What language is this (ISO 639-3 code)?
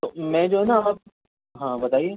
urd